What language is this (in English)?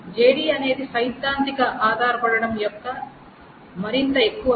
Telugu